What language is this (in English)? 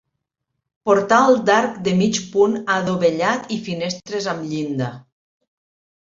Catalan